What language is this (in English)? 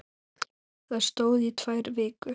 Icelandic